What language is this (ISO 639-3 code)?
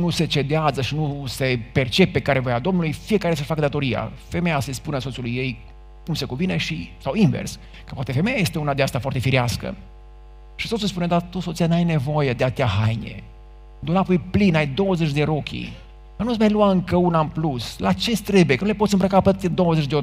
ron